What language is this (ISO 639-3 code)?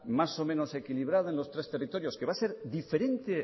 spa